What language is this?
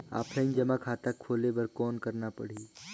Chhattisgarhi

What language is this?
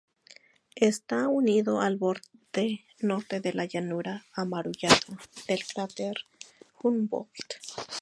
Spanish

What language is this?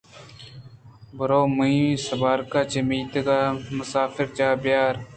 Eastern Balochi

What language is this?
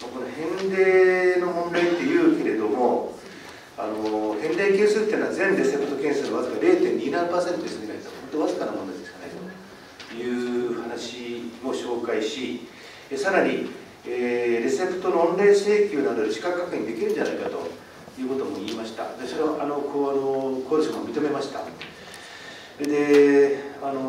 Japanese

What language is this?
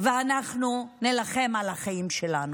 Hebrew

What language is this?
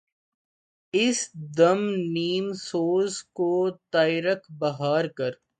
Urdu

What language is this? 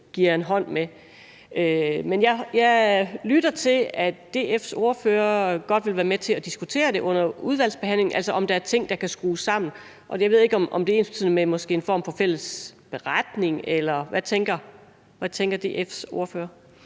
Danish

